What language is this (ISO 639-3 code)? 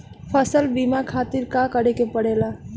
bho